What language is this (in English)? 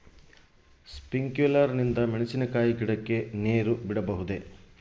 Kannada